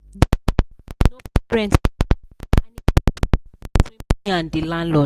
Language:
Nigerian Pidgin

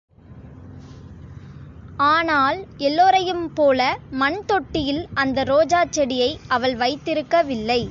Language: Tamil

